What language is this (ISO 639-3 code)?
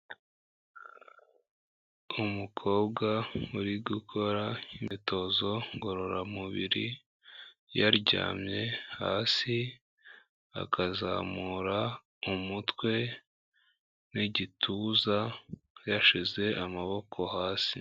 kin